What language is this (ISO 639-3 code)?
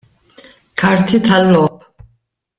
mlt